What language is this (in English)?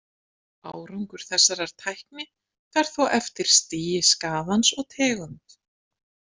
Icelandic